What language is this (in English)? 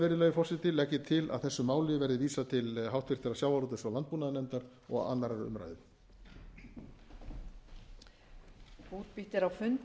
Icelandic